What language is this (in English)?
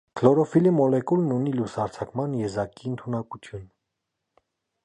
Armenian